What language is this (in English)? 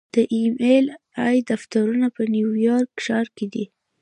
Pashto